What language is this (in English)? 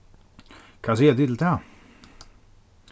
Faroese